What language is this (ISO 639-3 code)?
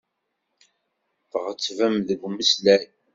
kab